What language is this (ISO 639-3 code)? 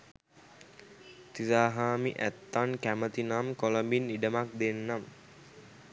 sin